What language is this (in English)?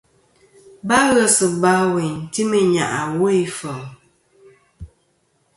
Kom